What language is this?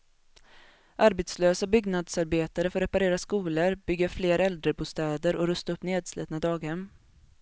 Swedish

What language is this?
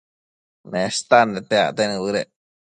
Matsés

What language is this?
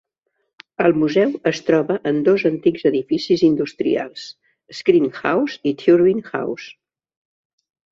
Catalan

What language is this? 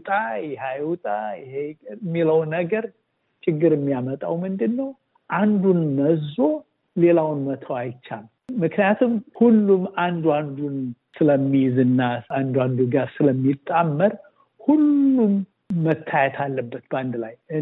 Amharic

